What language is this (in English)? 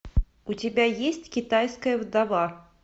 Russian